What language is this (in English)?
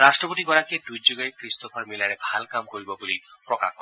Assamese